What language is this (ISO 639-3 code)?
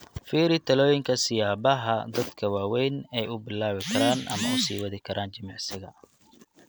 som